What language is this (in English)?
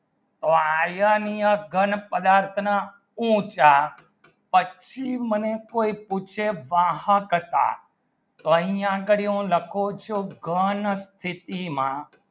Gujarati